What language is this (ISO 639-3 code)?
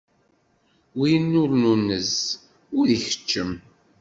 kab